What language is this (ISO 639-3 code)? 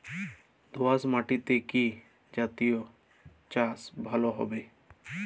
ben